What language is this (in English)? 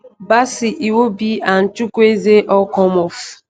Nigerian Pidgin